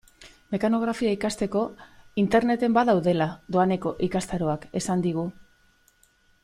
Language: Basque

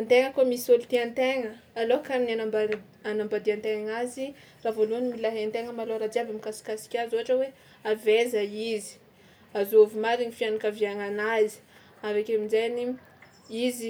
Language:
Tsimihety Malagasy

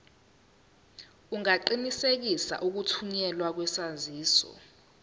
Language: Zulu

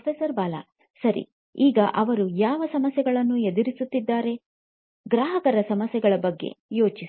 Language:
Kannada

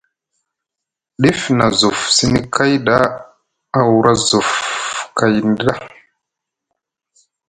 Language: Musgu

